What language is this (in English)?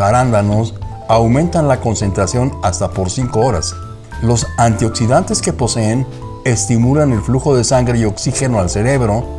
Spanish